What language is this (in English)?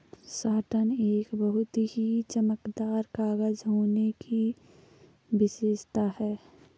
Hindi